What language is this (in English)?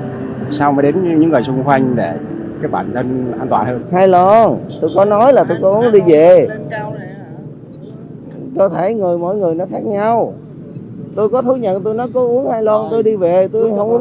Vietnamese